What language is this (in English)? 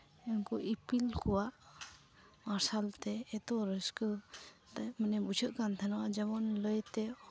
Santali